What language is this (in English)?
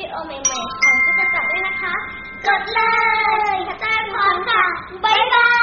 Thai